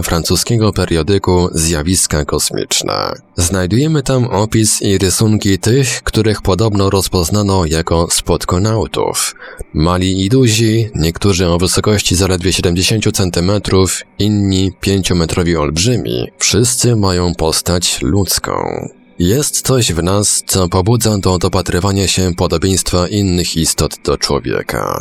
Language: Polish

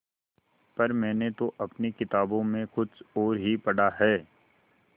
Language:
Hindi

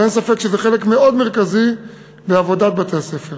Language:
Hebrew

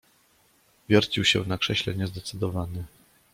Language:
Polish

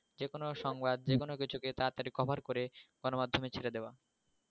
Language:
Bangla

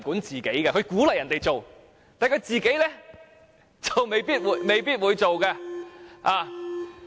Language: Cantonese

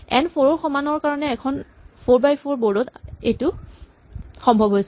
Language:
Assamese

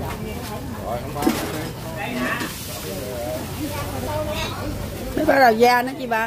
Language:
Vietnamese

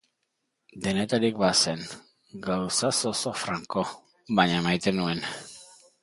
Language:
Basque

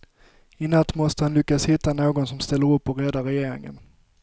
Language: Swedish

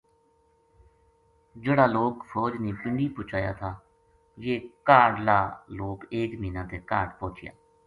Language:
Gujari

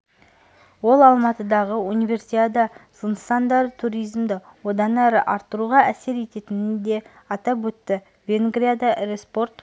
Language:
Kazakh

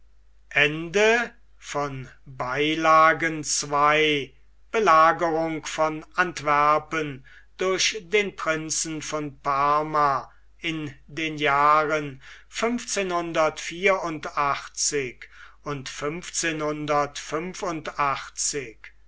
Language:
German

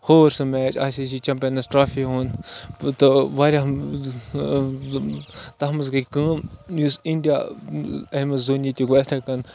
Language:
Kashmiri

